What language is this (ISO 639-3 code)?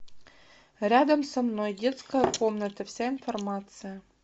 rus